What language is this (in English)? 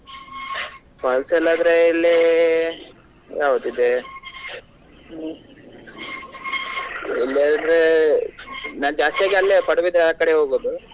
Kannada